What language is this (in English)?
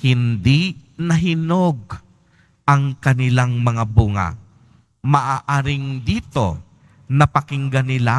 Filipino